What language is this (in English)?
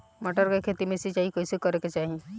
Bhojpuri